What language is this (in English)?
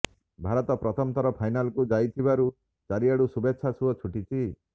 Odia